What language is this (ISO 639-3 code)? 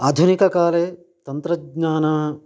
san